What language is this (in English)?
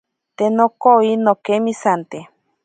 Ashéninka Perené